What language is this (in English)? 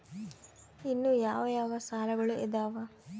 Kannada